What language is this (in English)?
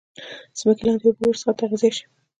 Pashto